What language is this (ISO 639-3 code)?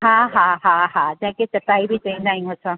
snd